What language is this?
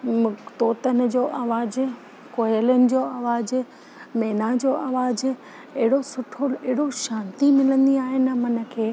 Sindhi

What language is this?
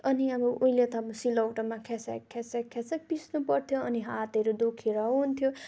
Nepali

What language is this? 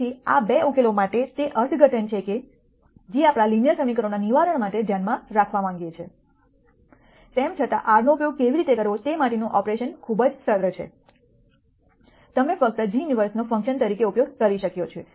Gujarati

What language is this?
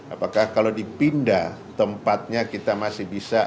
Indonesian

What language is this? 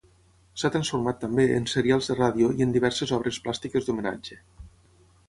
Catalan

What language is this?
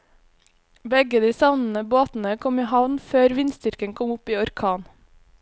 Norwegian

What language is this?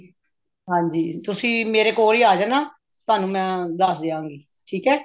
Punjabi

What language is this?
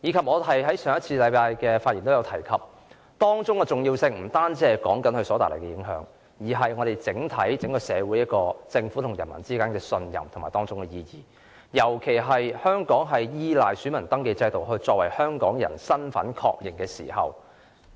Cantonese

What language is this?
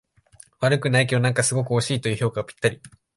Japanese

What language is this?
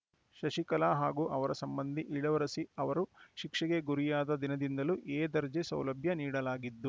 Kannada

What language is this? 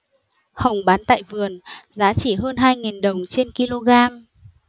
Vietnamese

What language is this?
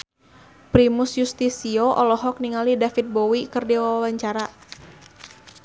Sundanese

